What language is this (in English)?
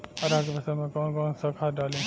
Bhojpuri